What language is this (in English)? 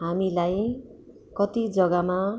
Nepali